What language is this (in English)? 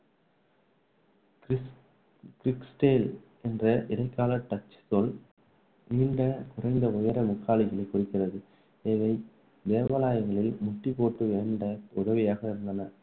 Tamil